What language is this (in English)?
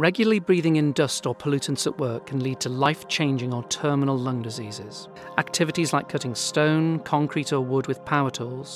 English